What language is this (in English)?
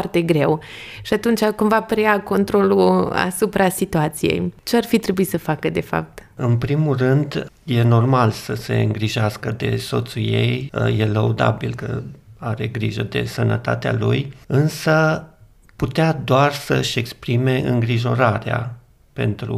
Romanian